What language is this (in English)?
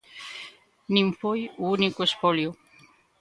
Galician